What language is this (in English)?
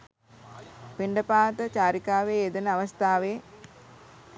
Sinhala